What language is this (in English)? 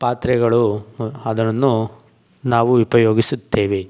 Kannada